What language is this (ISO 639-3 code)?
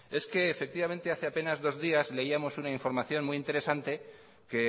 spa